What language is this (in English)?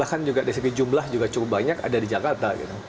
Indonesian